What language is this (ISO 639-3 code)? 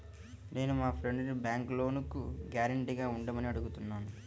tel